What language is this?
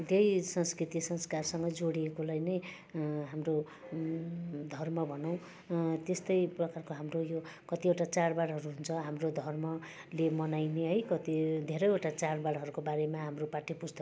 Nepali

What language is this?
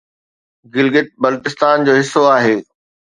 Sindhi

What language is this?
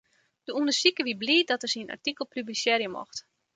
Western Frisian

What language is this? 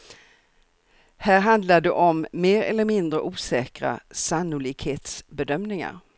Swedish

